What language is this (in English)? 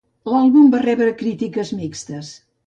Catalan